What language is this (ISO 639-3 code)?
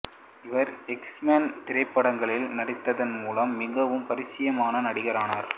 tam